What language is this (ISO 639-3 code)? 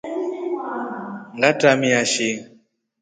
rof